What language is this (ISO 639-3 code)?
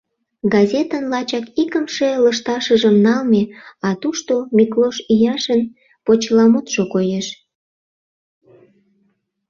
chm